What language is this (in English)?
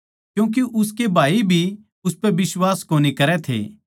Haryanvi